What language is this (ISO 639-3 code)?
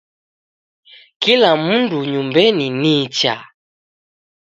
dav